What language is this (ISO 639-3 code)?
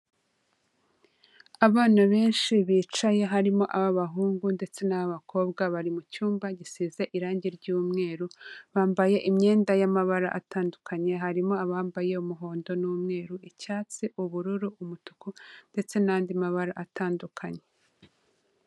kin